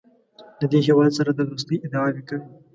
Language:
Pashto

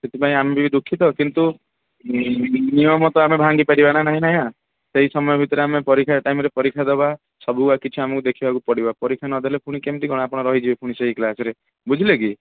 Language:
Odia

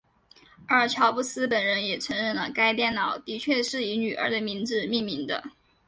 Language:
Chinese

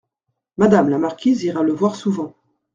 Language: French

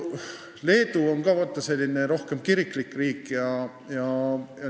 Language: Estonian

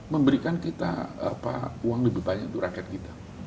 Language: Indonesian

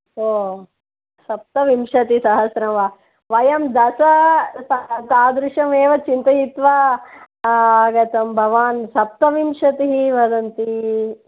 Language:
Sanskrit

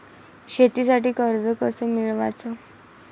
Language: Marathi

